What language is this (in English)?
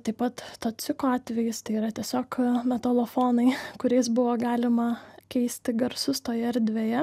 Lithuanian